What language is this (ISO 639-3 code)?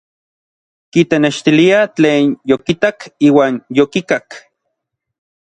nlv